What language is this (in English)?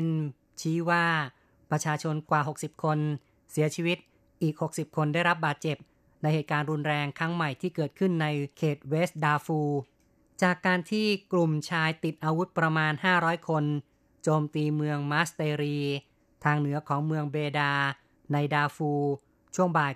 Thai